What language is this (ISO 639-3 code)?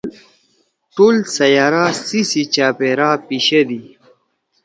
trw